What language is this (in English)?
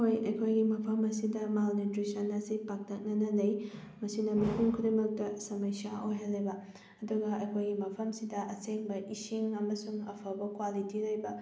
Manipuri